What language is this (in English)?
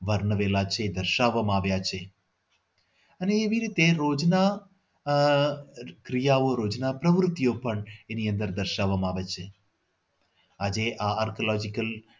Gujarati